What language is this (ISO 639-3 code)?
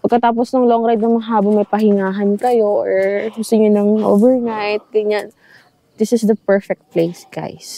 fil